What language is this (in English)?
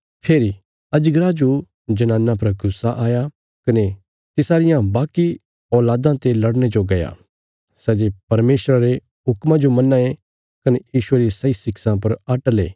Bilaspuri